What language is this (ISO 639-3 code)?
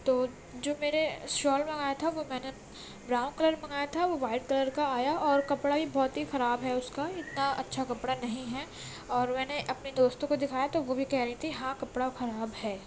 urd